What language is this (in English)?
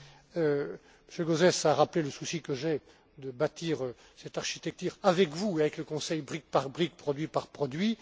French